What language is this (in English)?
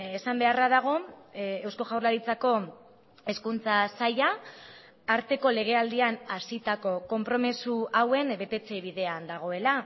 Basque